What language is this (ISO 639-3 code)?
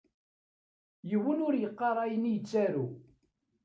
kab